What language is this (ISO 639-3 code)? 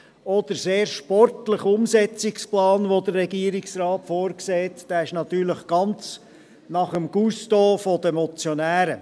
gsw